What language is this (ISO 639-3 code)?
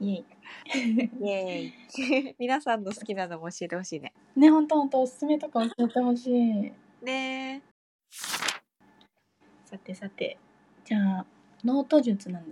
jpn